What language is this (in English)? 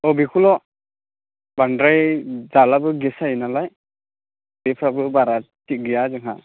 Bodo